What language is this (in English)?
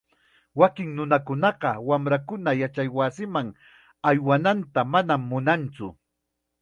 Chiquián Ancash Quechua